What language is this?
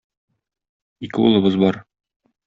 Tatar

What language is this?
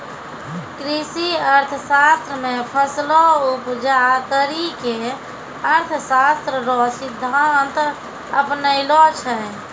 Maithili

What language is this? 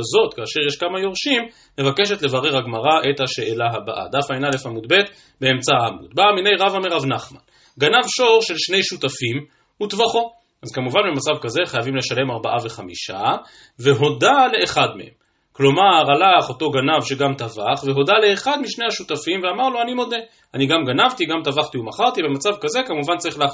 Hebrew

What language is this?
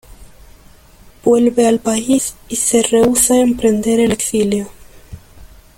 Spanish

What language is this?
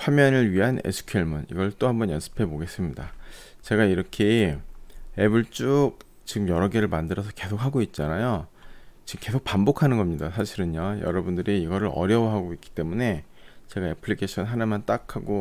Korean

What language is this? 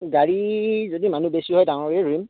Assamese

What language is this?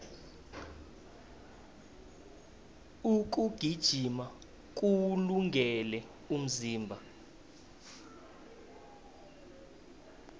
South Ndebele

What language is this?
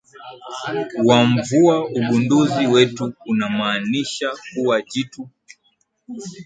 Swahili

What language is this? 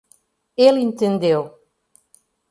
Portuguese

